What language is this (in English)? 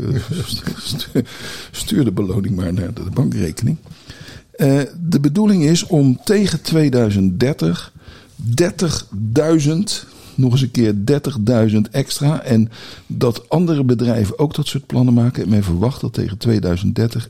Dutch